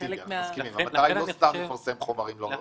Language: Hebrew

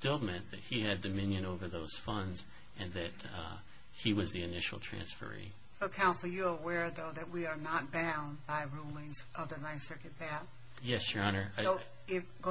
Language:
English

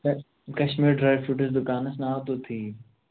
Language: Kashmiri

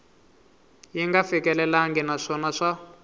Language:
Tsonga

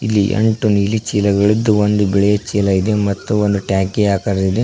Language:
Kannada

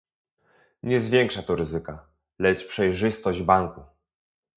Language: Polish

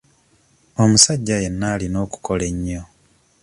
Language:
Ganda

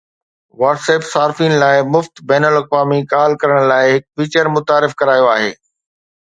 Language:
Sindhi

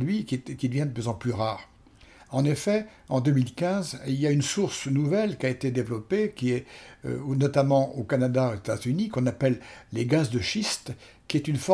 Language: French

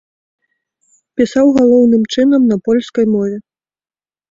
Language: Belarusian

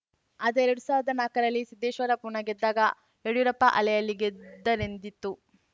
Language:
Kannada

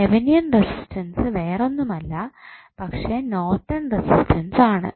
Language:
Malayalam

